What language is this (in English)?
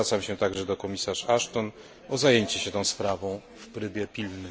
Polish